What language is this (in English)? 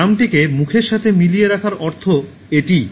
Bangla